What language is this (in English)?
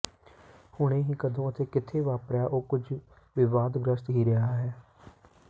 Punjabi